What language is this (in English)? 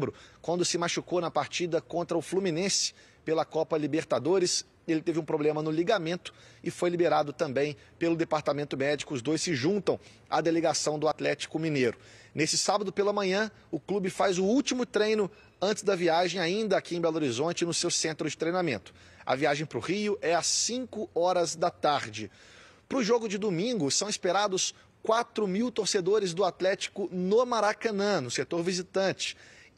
Portuguese